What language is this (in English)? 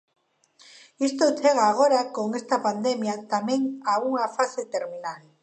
Galician